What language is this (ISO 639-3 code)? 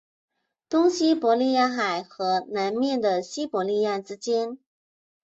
zho